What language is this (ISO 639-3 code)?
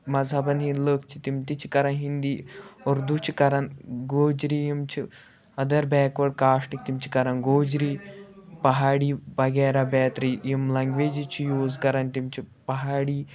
kas